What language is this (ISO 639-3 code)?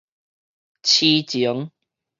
nan